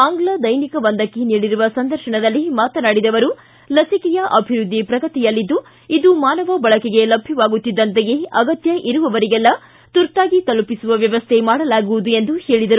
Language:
Kannada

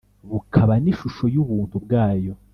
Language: Kinyarwanda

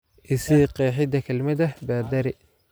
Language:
Somali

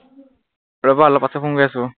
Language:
Assamese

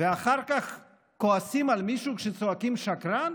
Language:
Hebrew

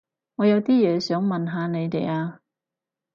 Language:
Cantonese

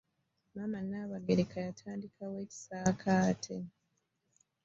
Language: Ganda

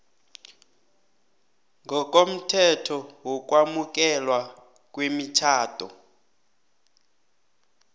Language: South Ndebele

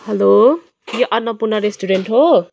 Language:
Nepali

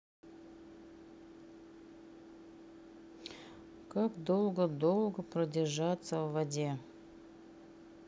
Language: Russian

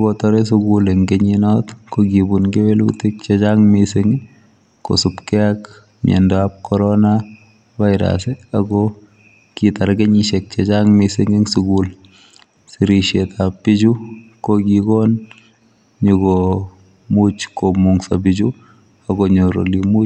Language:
Kalenjin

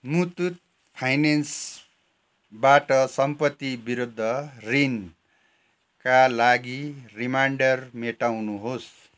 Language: Nepali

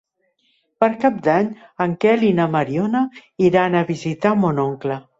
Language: Catalan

